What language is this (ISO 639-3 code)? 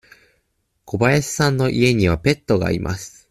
jpn